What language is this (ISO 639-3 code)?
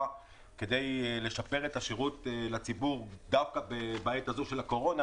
heb